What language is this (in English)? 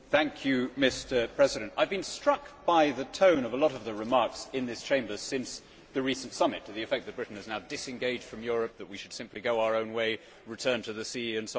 English